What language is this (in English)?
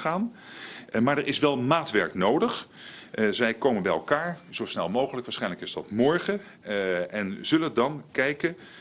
Dutch